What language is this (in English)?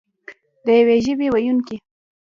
Pashto